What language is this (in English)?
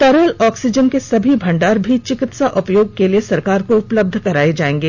Hindi